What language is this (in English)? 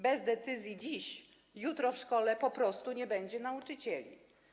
Polish